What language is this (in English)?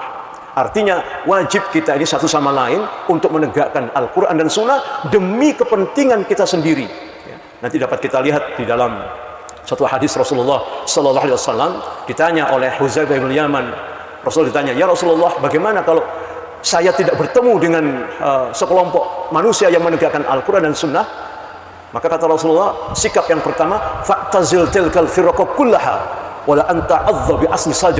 Indonesian